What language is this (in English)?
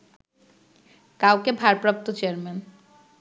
Bangla